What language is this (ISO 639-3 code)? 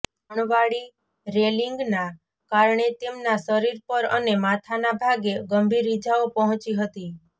guj